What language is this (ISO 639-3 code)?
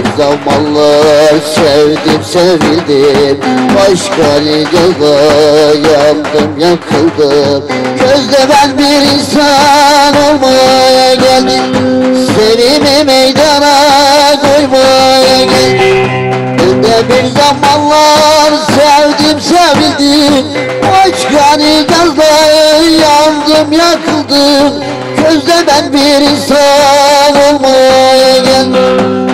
ara